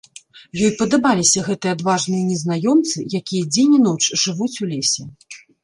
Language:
Belarusian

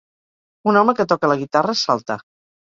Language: Catalan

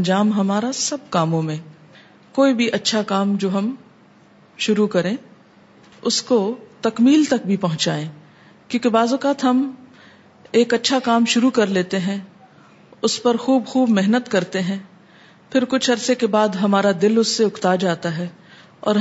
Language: Urdu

